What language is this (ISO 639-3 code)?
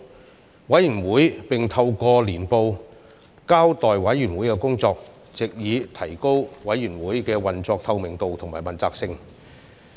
yue